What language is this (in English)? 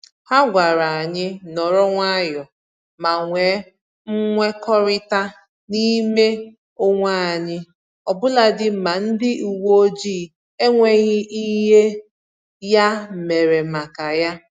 Igbo